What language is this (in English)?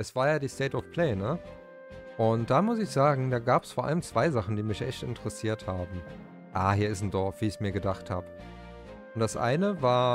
German